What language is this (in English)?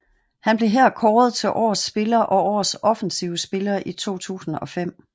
Danish